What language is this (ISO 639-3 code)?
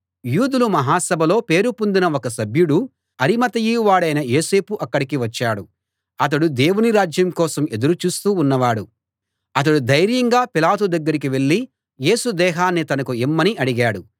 tel